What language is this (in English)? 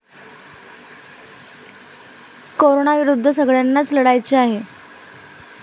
Marathi